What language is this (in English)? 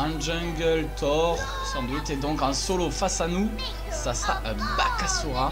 French